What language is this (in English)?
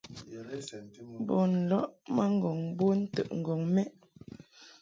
Mungaka